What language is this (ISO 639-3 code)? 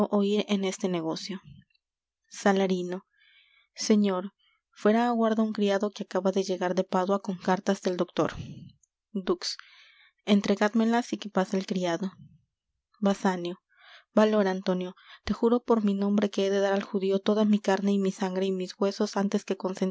spa